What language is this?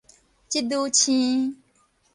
Min Nan Chinese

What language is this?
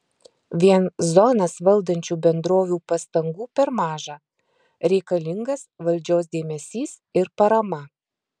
Lithuanian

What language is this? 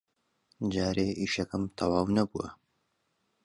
Central Kurdish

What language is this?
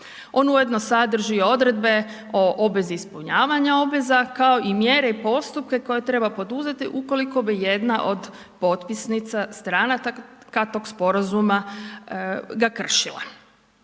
Croatian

